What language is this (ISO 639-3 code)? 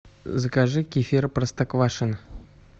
rus